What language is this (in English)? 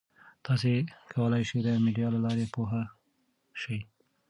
Pashto